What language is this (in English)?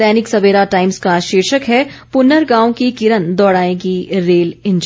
Hindi